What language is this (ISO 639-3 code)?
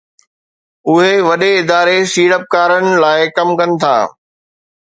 snd